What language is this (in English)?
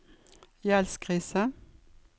Norwegian